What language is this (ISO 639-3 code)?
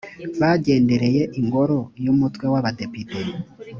kin